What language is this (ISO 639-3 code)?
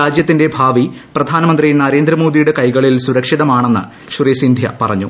mal